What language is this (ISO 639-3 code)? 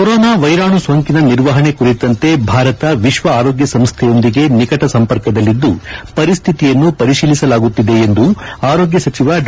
kan